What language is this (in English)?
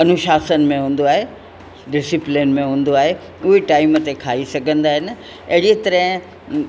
Sindhi